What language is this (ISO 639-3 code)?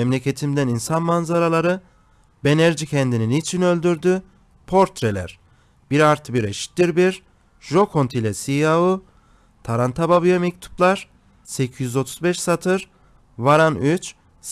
tur